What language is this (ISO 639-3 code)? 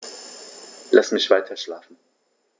deu